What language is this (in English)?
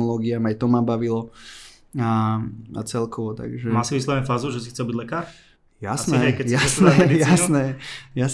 Slovak